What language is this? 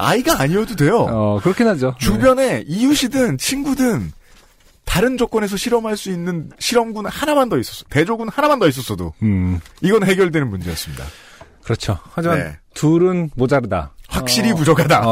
Korean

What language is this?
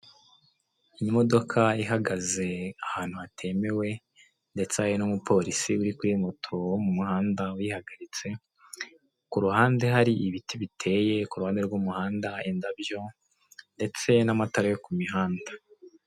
Kinyarwanda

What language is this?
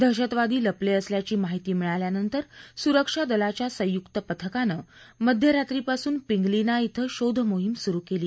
Marathi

